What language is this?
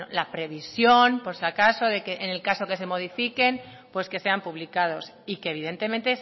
Spanish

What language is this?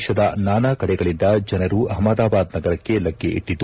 Kannada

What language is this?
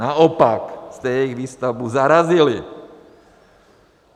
Czech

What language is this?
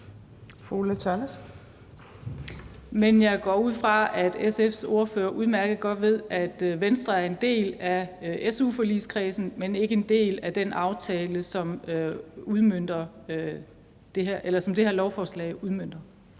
Danish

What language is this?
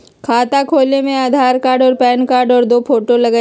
Magahi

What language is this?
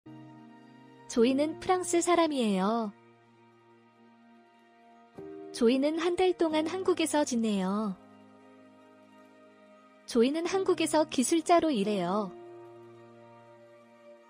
Korean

